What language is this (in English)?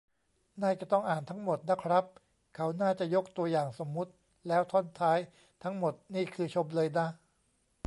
Thai